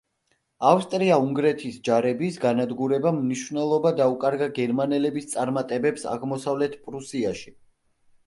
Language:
Georgian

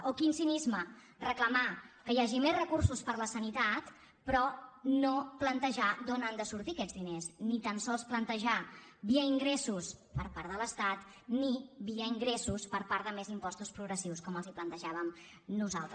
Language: Catalan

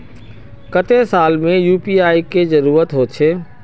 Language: Magahi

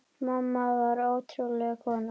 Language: Icelandic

